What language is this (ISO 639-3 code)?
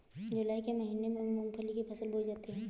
hin